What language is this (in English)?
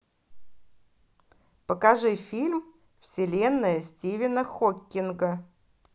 Russian